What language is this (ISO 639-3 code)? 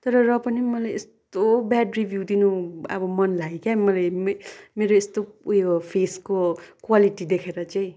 nep